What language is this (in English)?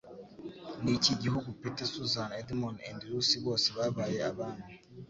Kinyarwanda